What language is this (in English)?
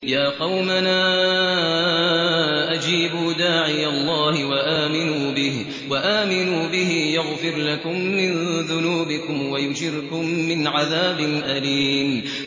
Arabic